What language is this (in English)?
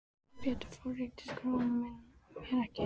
Icelandic